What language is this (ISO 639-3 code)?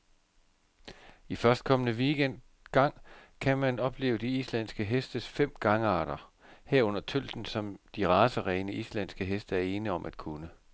dan